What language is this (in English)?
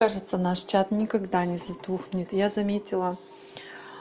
Russian